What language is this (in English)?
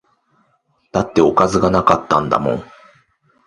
Japanese